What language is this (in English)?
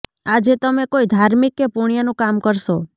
Gujarati